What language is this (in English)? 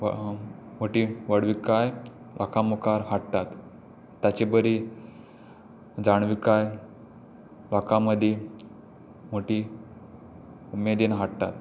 Konkani